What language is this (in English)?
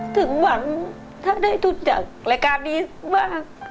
Thai